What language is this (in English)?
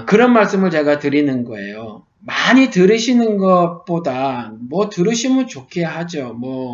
Korean